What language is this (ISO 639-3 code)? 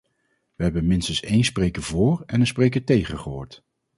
nld